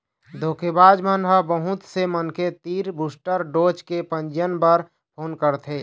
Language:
Chhattisgarhi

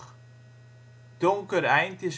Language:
Dutch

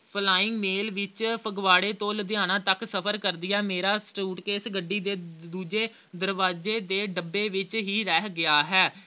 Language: Punjabi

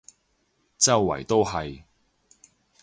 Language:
Cantonese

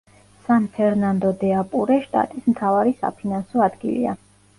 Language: Georgian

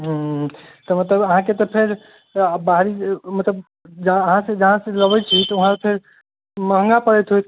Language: Maithili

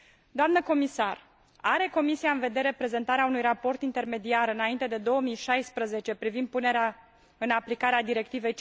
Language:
Romanian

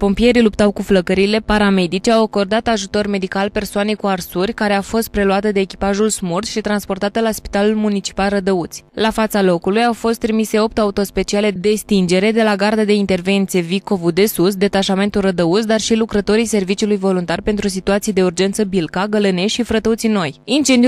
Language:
Romanian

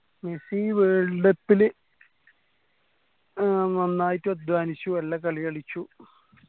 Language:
Malayalam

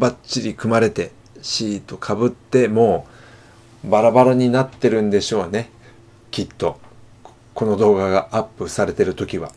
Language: Japanese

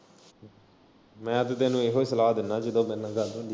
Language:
Punjabi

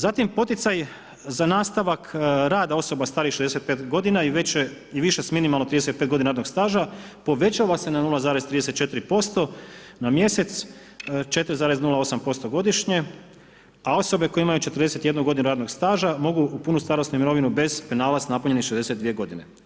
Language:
Croatian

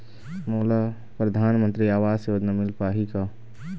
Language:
Chhattisgarhi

